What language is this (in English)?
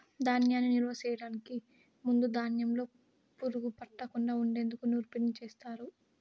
Telugu